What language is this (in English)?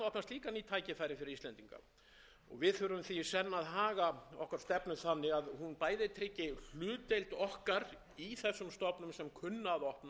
Icelandic